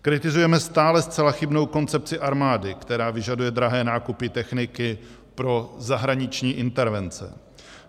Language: Czech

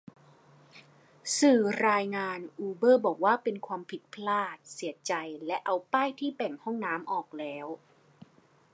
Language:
Thai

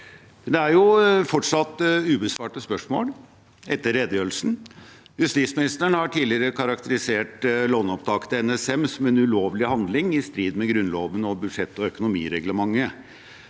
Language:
Norwegian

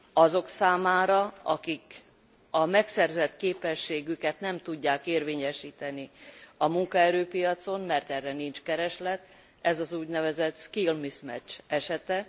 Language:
Hungarian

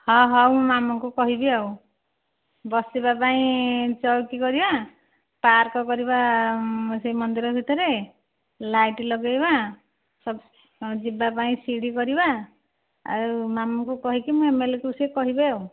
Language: Odia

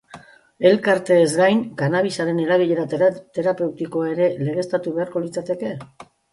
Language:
Basque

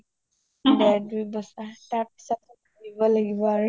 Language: Assamese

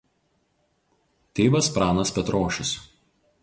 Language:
Lithuanian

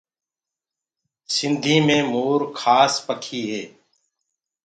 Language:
Gurgula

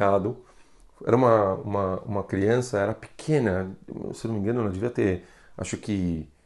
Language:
Portuguese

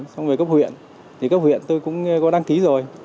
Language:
Vietnamese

